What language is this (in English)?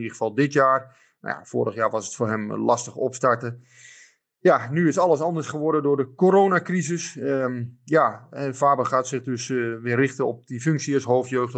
Dutch